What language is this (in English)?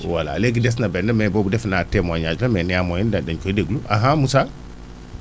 Wolof